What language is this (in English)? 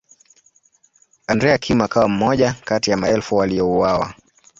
Swahili